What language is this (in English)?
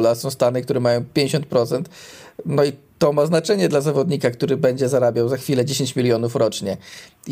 Polish